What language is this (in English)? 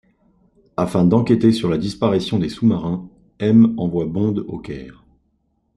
French